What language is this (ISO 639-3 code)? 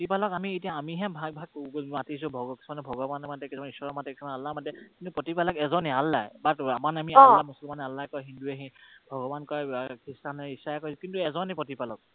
asm